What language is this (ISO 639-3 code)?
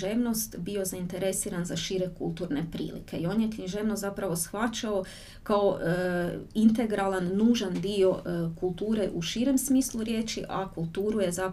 hrv